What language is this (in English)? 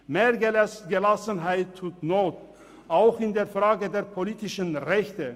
Swiss German